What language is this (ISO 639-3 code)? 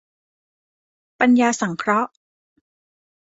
tha